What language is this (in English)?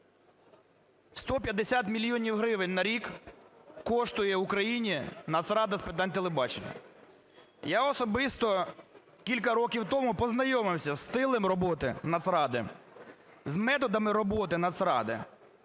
Ukrainian